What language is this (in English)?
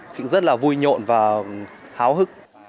Vietnamese